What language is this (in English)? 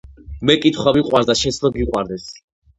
Georgian